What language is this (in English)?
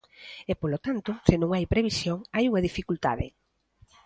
Galician